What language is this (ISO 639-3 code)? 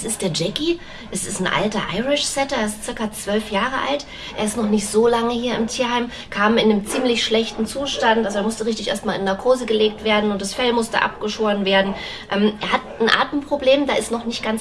deu